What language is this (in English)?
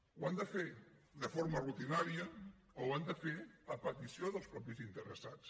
Catalan